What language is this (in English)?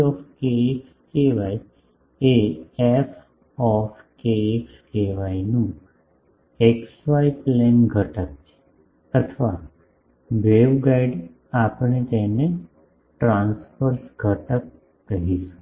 Gujarati